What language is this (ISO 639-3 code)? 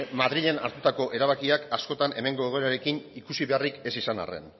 eus